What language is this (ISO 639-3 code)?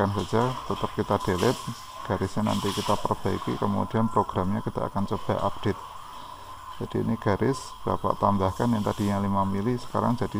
ind